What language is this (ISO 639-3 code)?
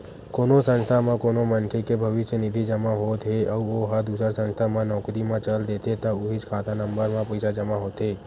hne